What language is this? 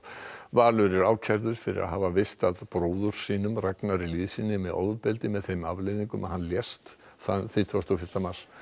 Icelandic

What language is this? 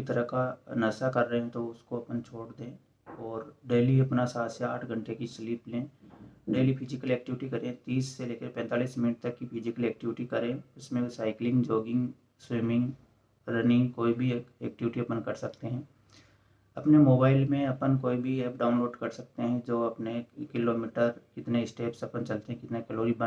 Hindi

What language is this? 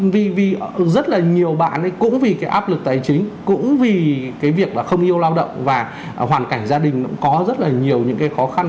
Vietnamese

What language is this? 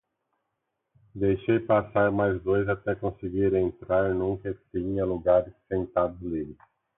Portuguese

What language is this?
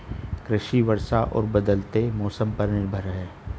Hindi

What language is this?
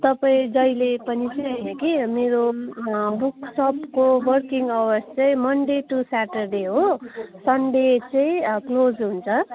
Nepali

